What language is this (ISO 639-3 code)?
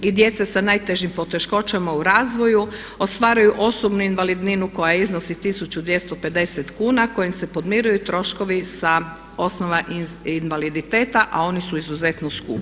hrv